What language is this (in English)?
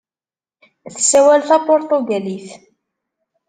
Kabyle